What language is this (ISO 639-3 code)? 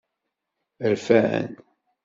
kab